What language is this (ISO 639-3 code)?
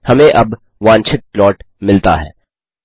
hin